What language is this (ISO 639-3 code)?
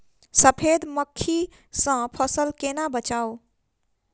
mai